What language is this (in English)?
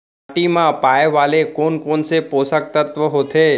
Chhattisgarhi